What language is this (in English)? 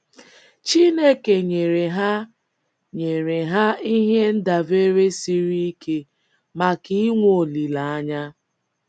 Igbo